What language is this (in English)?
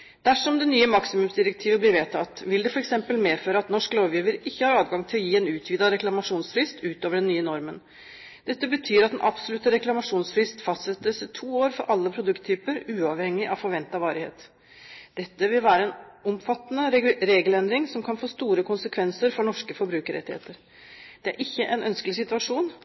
Norwegian Bokmål